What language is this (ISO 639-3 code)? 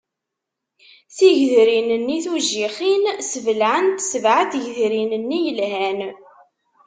kab